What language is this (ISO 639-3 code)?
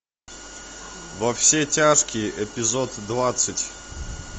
rus